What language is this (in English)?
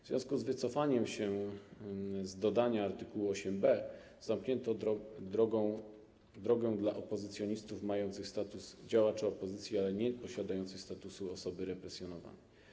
Polish